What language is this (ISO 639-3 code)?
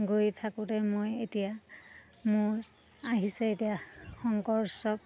asm